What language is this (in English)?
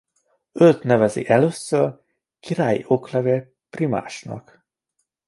Hungarian